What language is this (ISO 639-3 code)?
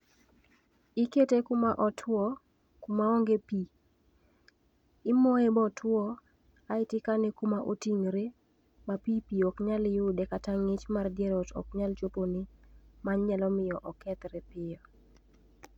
luo